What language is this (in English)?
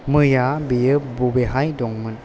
Bodo